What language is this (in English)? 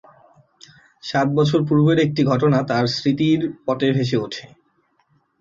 Bangla